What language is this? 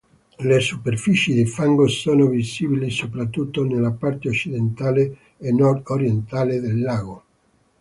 Italian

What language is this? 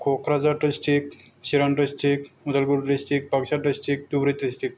Bodo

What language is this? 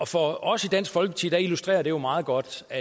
Danish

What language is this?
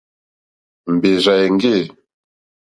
Mokpwe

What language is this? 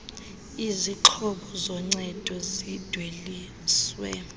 Xhosa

